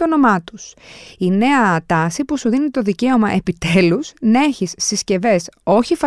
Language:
Greek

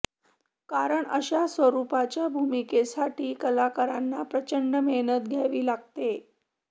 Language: Marathi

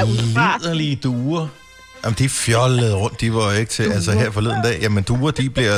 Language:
Danish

